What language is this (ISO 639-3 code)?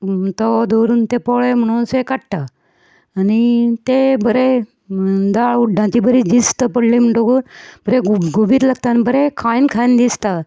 kok